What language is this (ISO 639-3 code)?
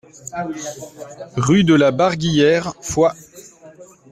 fra